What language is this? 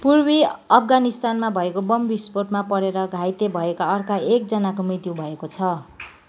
Nepali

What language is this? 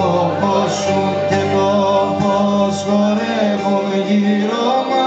Greek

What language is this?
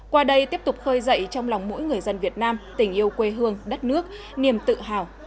Vietnamese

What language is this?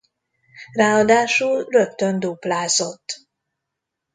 Hungarian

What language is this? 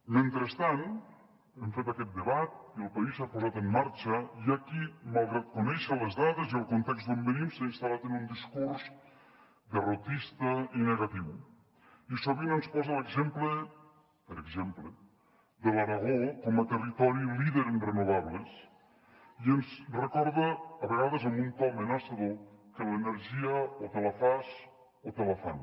Catalan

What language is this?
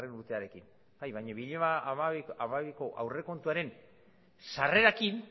Basque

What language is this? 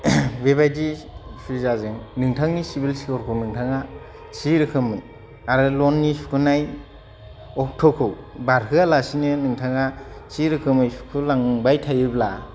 Bodo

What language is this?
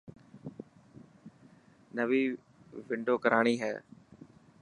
Dhatki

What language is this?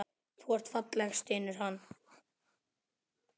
Icelandic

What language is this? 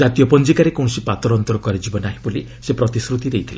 Odia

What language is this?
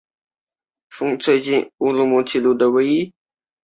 Chinese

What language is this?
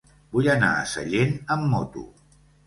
Catalan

